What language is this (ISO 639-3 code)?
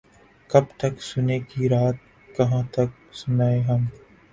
urd